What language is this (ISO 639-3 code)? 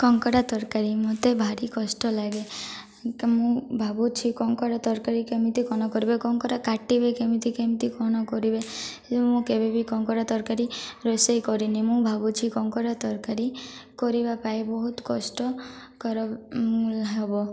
ori